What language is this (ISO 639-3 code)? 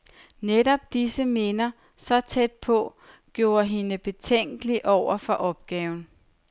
dan